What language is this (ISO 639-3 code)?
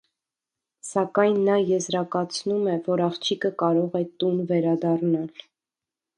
hye